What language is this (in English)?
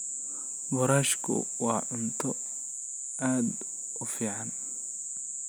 Somali